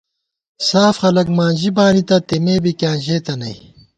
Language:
Gawar-Bati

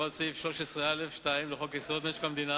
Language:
Hebrew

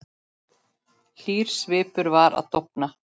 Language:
Icelandic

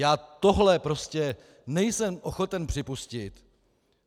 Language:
Czech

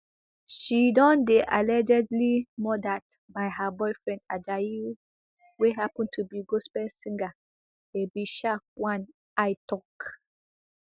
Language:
Nigerian Pidgin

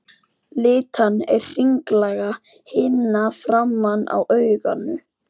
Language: Icelandic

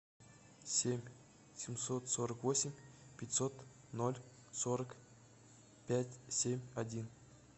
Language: Russian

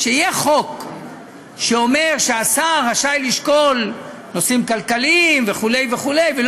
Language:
Hebrew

